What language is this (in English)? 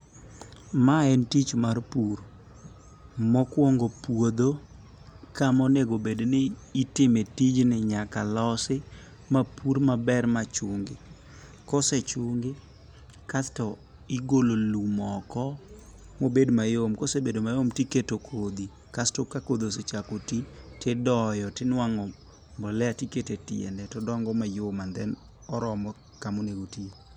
Luo (Kenya and Tanzania)